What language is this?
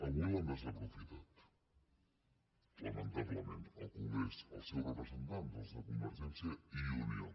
Catalan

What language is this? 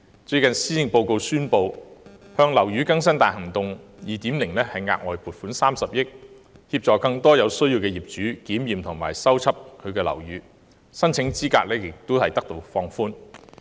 Cantonese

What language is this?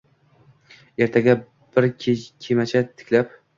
Uzbek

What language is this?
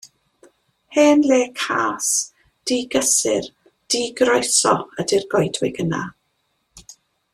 Welsh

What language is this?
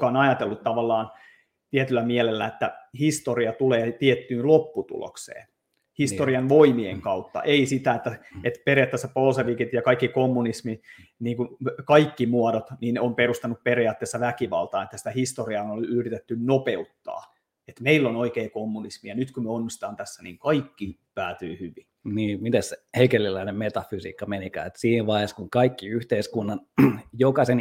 Finnish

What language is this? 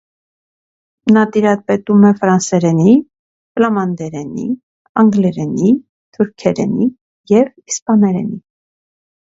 Armenian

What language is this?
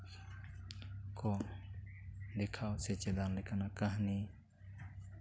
Santali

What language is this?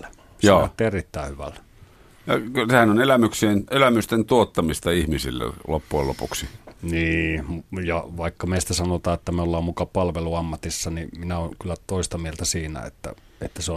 Finnish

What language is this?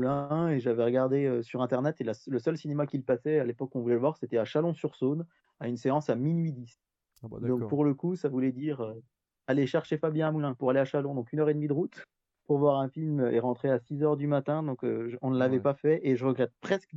French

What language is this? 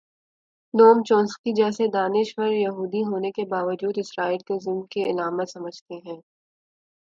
Urdu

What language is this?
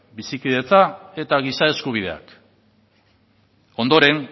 Basque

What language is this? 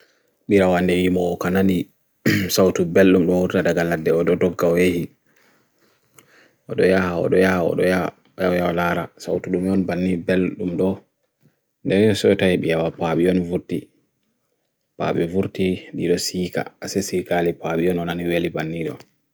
Bagirmi Fulfulde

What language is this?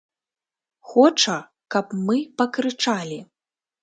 Belarusian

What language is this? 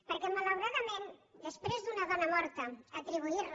Catalan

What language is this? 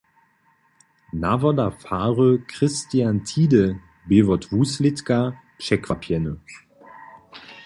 Upper Sorbian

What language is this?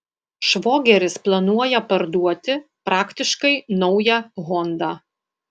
Lithuanian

